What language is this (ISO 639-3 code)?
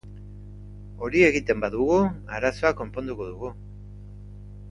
eus